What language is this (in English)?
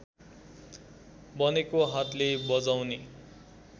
Nepali